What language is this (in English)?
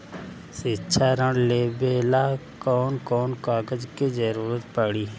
Bhojpuri